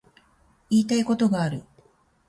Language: Japanese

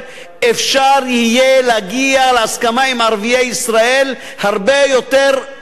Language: Hebrew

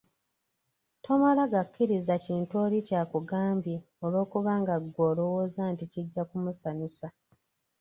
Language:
Ganda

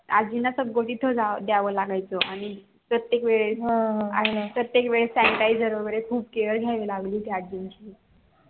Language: Marathi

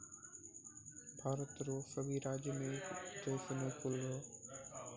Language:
Maithili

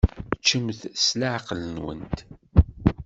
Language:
Kabyle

